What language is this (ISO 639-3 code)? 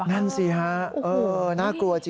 tha